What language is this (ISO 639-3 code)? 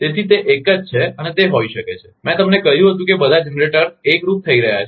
guj